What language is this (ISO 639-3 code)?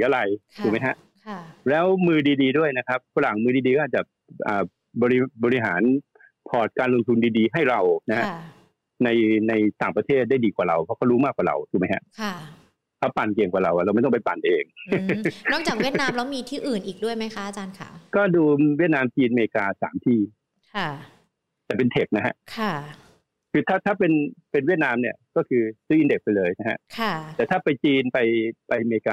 tha